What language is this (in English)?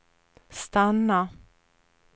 Swedish